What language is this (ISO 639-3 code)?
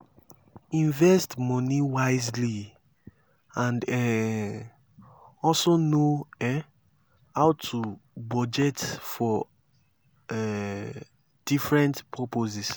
pcm